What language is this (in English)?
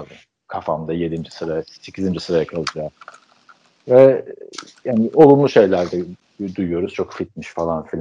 Turkish